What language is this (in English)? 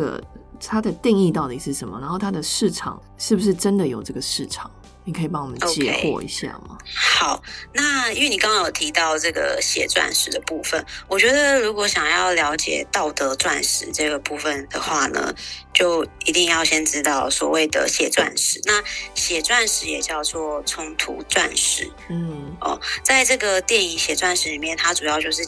Chinese